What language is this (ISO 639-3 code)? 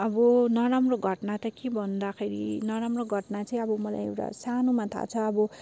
nep